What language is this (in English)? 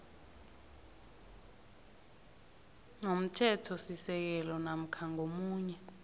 South Ndebele